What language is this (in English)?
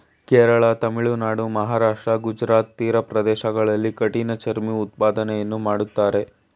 Kannada